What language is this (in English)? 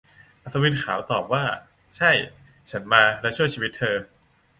Thai